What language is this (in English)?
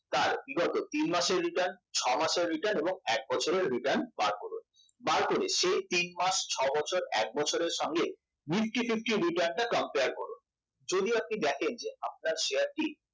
Bangla